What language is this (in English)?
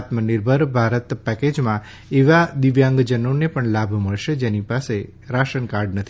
Gujarati